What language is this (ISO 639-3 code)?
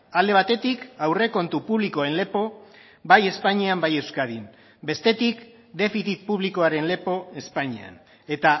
eus